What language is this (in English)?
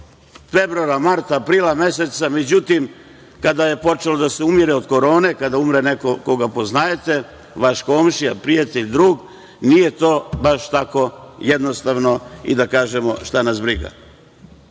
Serbian